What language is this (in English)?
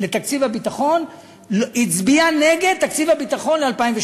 Hebrew